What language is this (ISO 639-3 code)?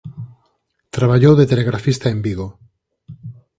glg